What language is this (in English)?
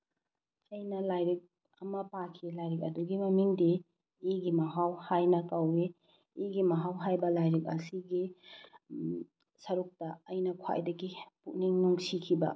Manipuri